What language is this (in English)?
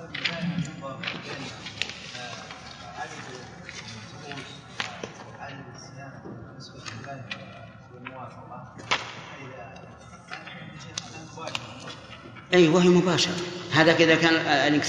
Arabic